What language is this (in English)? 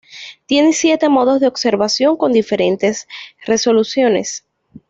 Spanish